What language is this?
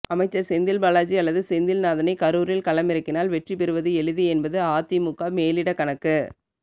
Tamil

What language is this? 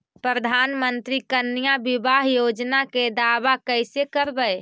Magahi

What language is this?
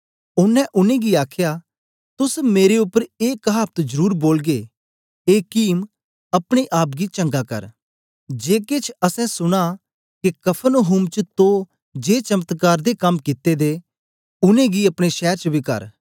Dogri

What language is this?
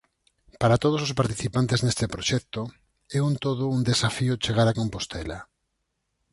Galician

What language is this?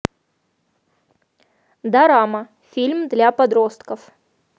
Russian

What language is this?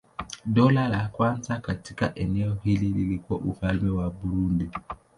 Swahili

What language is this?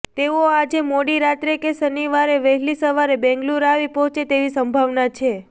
Gujarati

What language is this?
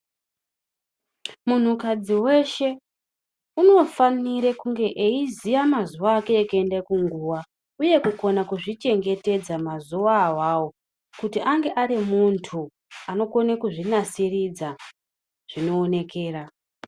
Ndau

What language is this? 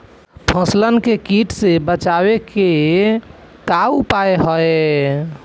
Bhojpuri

